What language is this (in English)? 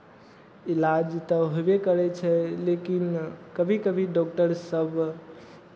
Maithili